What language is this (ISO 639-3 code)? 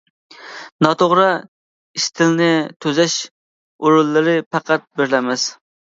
uig